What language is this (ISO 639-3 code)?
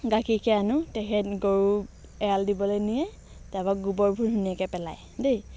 asm